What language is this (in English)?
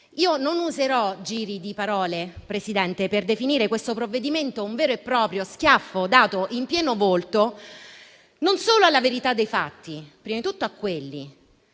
Italian